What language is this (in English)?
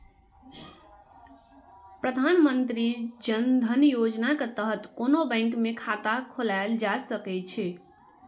Maithili